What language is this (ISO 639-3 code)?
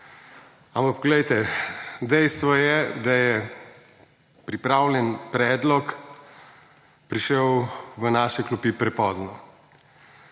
slv